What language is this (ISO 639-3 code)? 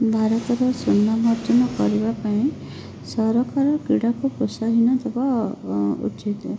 ori